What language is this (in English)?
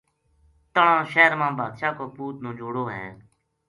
Gujari